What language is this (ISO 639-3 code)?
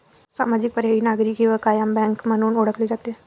mar